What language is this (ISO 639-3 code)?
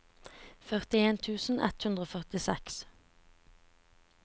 nor